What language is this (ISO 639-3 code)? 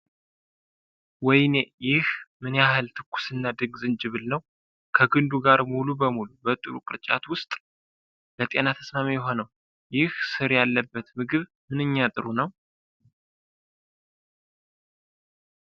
amh